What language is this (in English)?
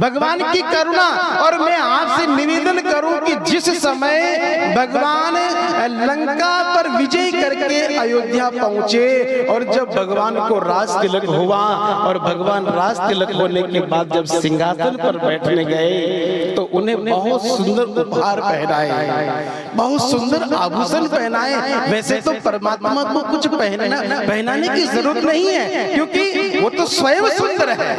Hindi